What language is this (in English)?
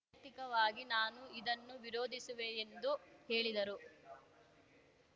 Kannada